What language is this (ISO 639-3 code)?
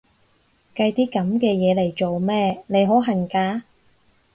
yue